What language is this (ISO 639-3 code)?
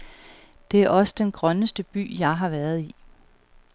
dan